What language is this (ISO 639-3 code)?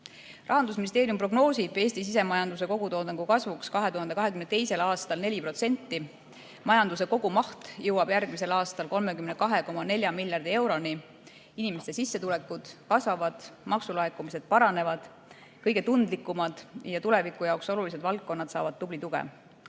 est